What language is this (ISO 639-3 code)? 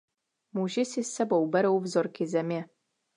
ces